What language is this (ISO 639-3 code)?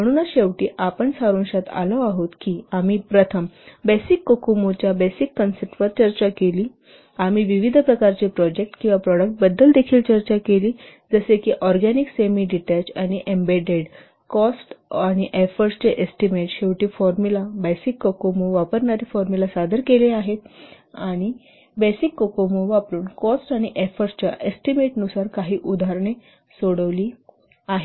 mar